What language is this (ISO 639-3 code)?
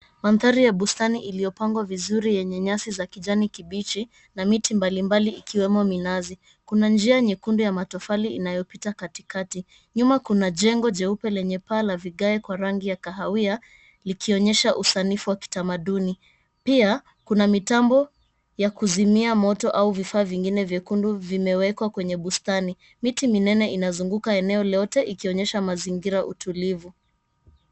swa